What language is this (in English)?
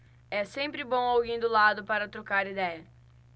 Portuguese